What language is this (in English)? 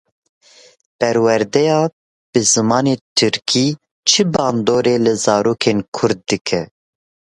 Kurdish